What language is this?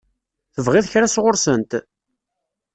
Kabyle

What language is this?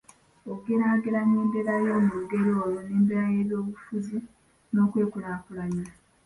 Ganda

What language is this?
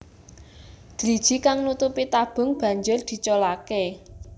Javanese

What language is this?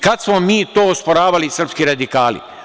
Serbian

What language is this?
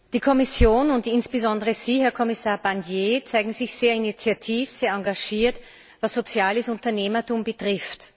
German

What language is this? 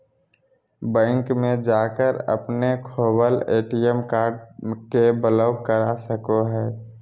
Magahi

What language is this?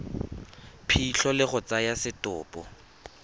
Tswana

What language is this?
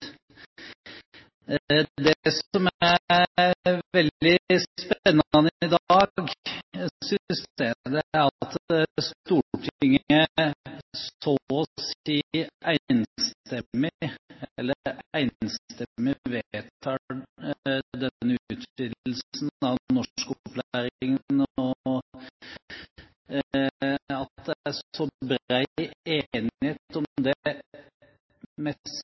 Norwegian Bokmål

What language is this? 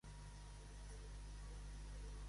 Catalan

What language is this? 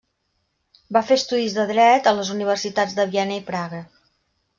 Catalan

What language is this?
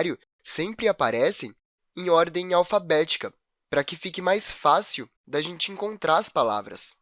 Portuguese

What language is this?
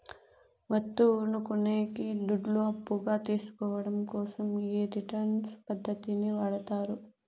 Telugu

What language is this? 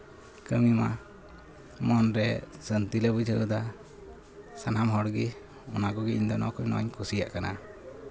Santali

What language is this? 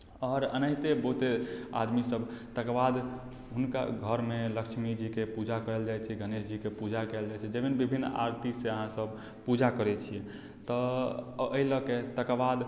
Maithili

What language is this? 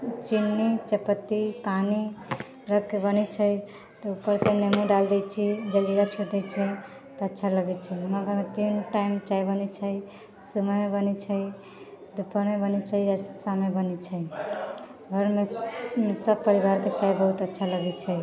Maithili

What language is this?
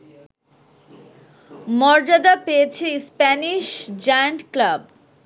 Bangla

